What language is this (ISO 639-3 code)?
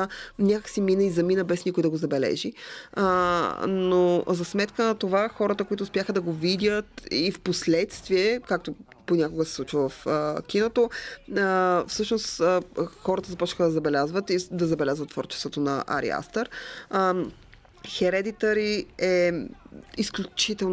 bul